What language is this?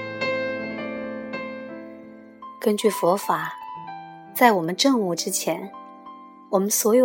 Chinese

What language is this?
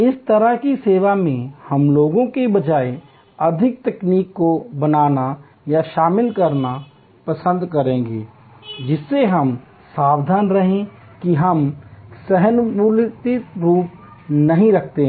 Hindi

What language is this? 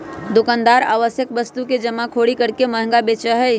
Magahi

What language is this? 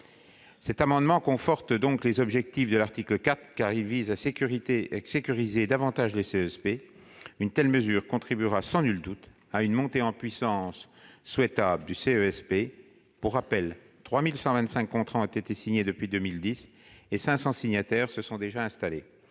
French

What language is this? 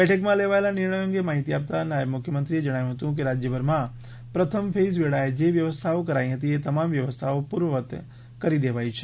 Gujarati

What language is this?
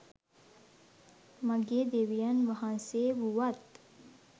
Sinhala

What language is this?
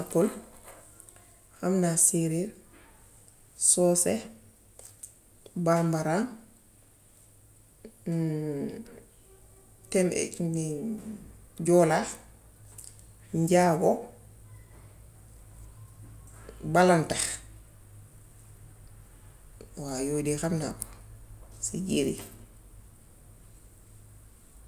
Gambian Wolof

